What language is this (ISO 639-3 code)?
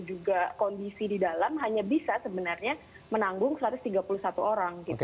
ind